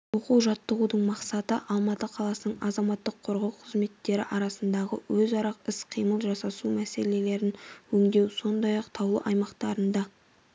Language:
Kazakh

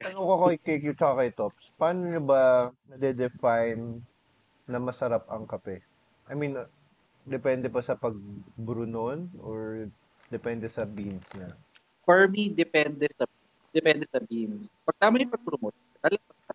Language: Filipino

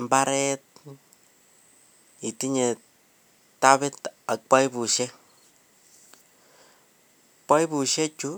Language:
Kalenjin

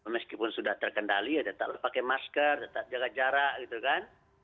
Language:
Indonesian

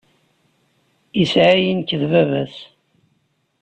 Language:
Kabyle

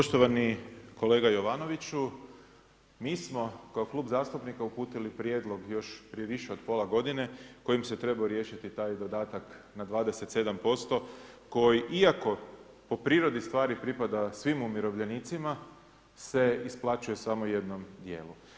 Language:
Croatian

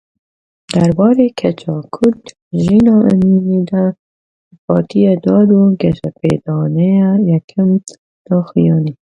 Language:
Kurdish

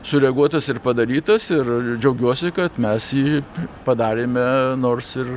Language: Lithuanian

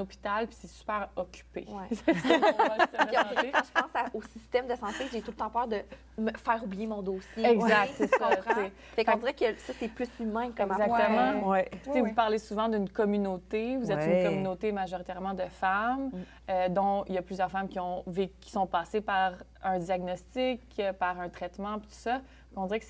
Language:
French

